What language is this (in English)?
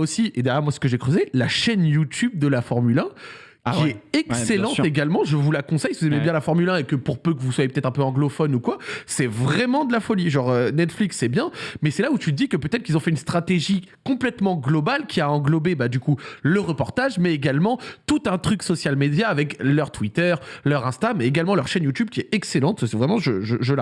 French